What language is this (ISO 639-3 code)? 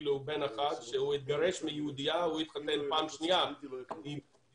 heb